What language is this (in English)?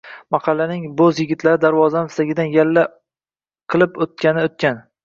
Uzbek